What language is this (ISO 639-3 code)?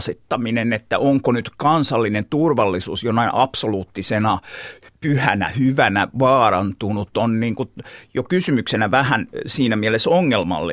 fin